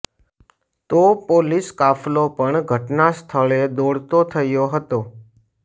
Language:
Gujarati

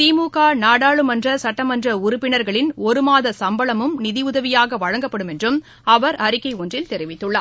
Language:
Tamil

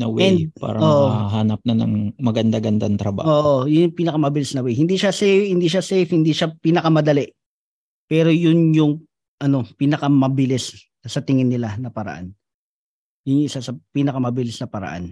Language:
Filipino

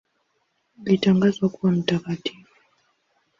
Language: Swahili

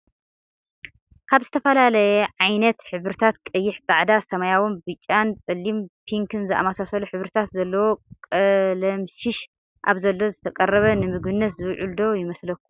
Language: Tigrinya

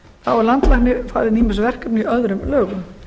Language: Icelandic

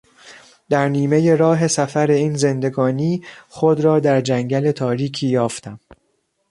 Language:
Persian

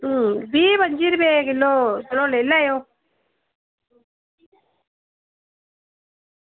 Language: Dogri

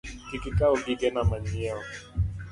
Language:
Luo (Kenya and Tanzania)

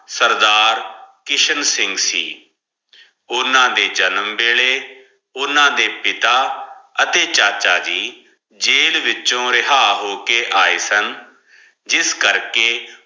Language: Punjabi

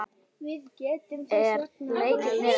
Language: Icelandic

